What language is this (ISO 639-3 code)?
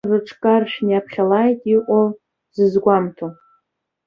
abk